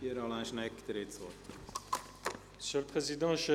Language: Swiss German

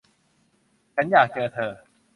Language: Thai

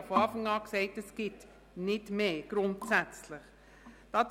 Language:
Swiss German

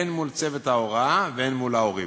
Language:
Hebrew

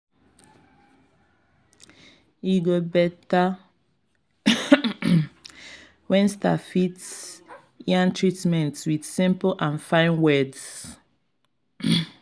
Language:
Nigerian Pidgin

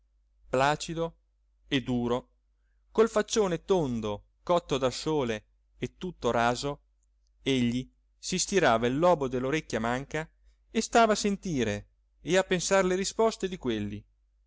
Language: Italian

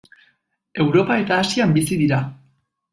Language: Basque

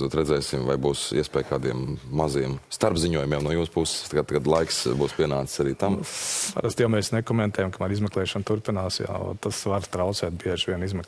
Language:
Latvian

